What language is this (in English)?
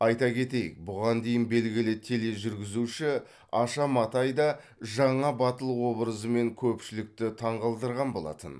Kazakh